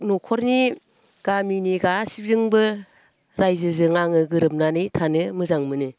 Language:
Bodo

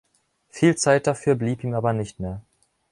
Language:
German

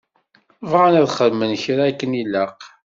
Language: Kabyle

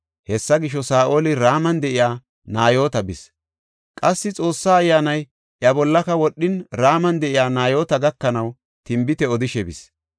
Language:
Gofa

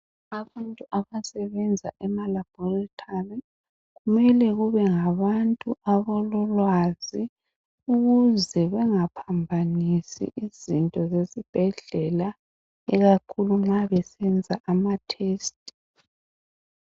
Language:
North Ndebele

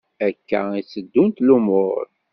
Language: Kabyle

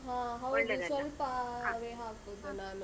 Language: Kannada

